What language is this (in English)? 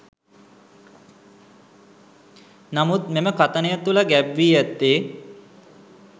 Sinhala